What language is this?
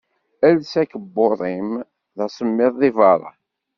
Kabyle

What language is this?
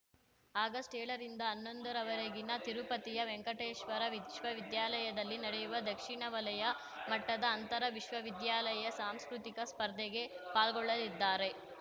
Kannada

